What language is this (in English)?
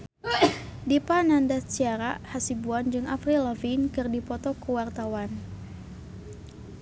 Sundanese